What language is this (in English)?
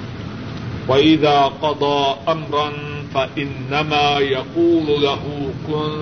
Urdu